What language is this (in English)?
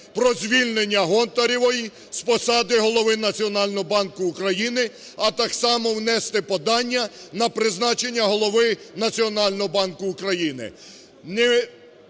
Ukrainian